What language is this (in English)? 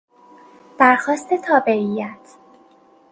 Persian